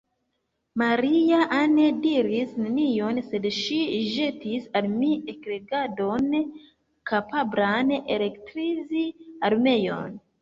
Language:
Esperanto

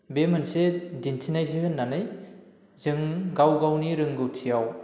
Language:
Bodo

